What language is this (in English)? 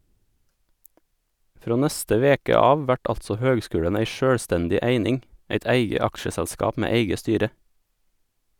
Norwegian